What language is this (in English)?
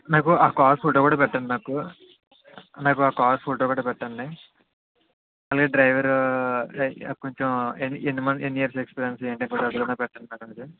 Telugu